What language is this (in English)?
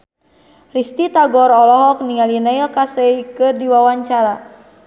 Sundanese